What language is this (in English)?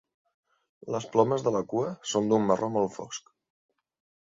Catalan